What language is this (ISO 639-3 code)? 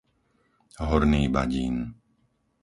slk